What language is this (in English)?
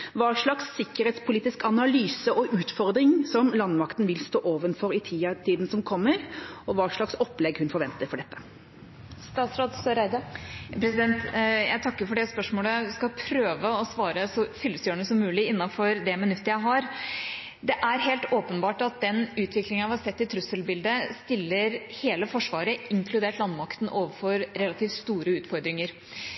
Norwegian Bokmål